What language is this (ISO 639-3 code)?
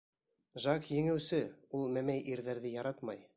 bak